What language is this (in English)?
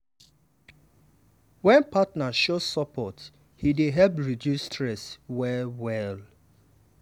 Nigerian Pidgin